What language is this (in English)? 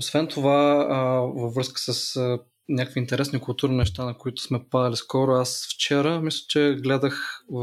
Bulgarian